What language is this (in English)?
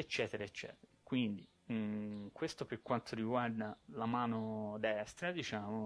Italian